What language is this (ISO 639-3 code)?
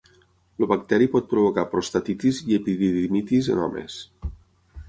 cat